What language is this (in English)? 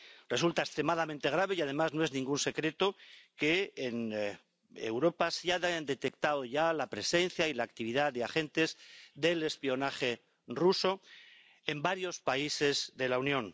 Spanish